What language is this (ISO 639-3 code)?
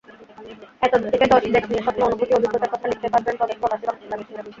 ben